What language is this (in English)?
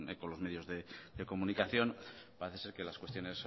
Spanish